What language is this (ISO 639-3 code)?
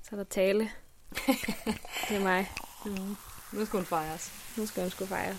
dan